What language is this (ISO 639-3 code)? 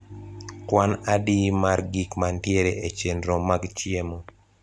luo